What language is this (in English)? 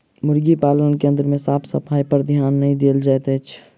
Maithili